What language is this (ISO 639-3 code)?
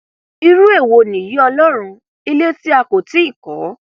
yor